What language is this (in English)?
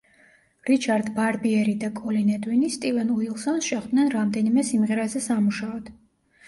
Georgian